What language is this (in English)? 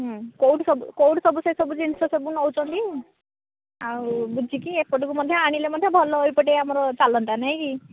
Odia